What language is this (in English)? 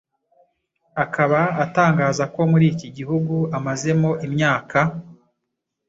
Kinyarwanda